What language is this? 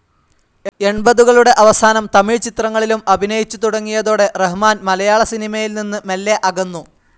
Malayalam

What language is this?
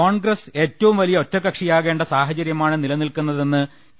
Malayalam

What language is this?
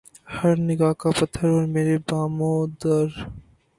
Urdu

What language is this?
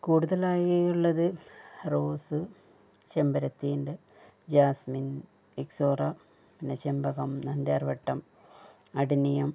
Malayalam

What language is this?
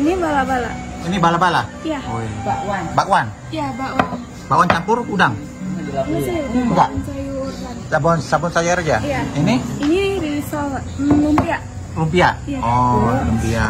Indonesian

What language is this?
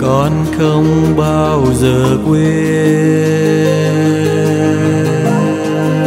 Vietnamese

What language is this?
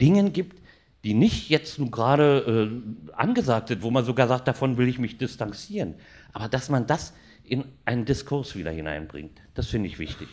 German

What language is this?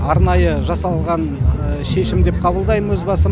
Kazakh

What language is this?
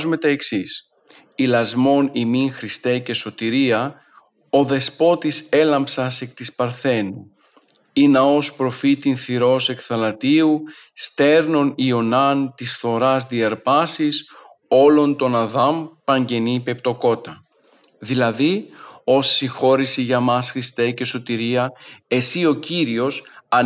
Greek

